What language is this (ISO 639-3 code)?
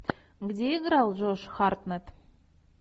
rus